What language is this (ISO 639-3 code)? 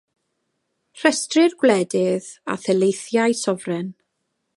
cym